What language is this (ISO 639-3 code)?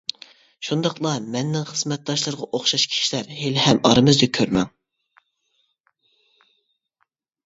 uig